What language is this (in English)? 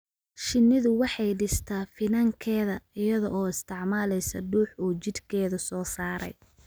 Somali